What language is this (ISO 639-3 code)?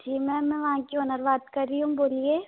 hin